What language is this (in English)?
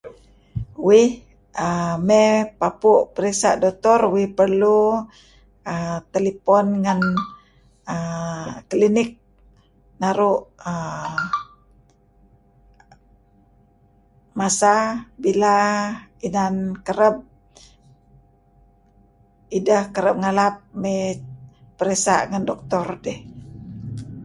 Kelabit